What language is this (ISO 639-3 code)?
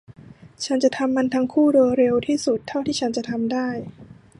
tha